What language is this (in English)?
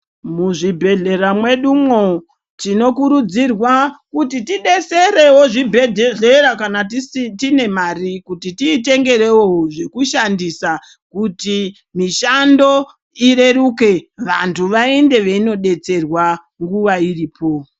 Ndau